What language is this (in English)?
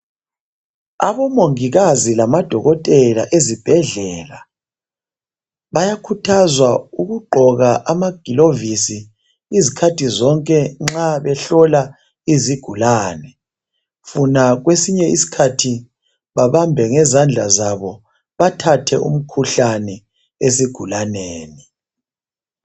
North Ndebele